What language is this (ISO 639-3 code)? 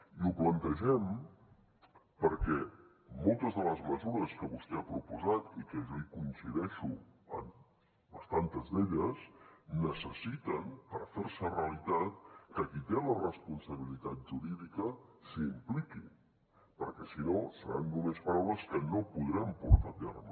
cat